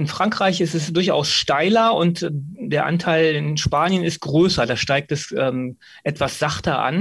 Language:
German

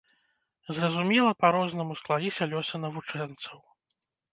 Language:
Belarusian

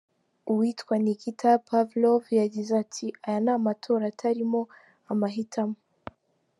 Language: Kinyarwanda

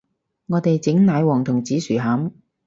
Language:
Cantonese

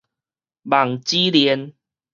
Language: Min Nan Chinese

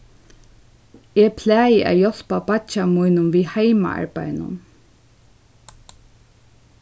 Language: Faroese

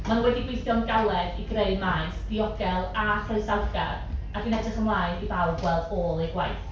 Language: Welsh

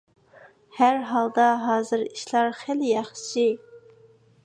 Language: Uyghur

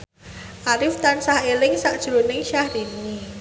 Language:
Javanese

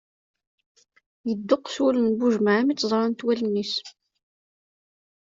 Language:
Kabyle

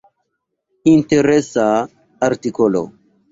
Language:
Esperanto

